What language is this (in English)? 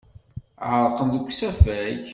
Kabyle